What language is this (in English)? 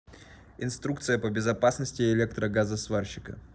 Russian